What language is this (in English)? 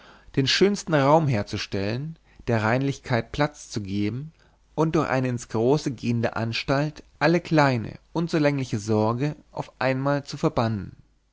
German